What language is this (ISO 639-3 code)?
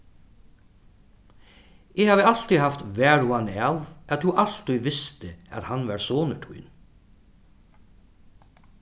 fao